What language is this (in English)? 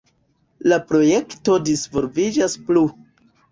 Esperanto